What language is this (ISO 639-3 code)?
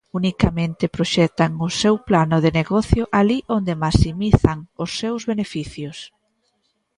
glg